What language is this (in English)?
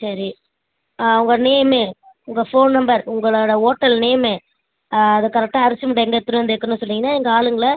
Tamil